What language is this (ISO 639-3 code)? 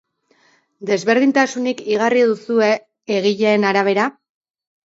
eus